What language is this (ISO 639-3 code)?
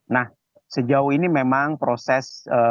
ind